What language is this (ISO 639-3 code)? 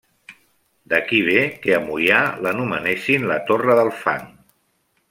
cat